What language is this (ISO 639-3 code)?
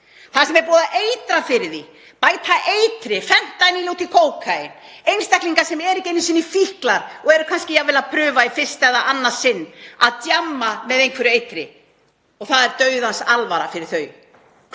isl